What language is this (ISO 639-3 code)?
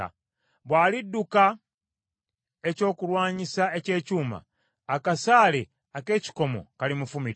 lug